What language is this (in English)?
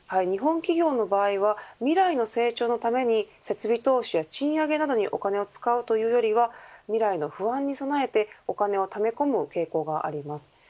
Japanese